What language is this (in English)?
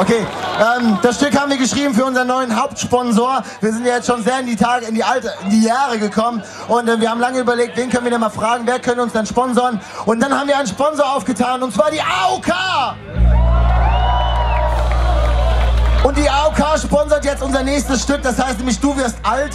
German